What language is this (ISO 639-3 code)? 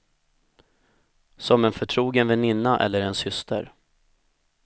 swe